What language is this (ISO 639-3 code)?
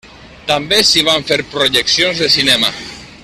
cat